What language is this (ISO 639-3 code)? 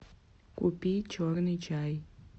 rus